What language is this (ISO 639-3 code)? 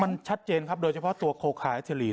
tha